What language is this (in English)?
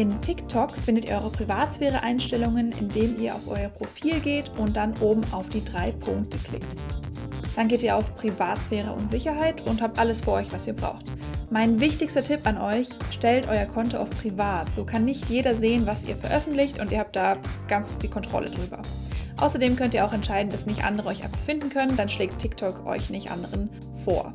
German